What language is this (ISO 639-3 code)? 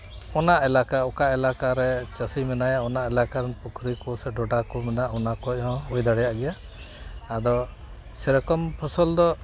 sat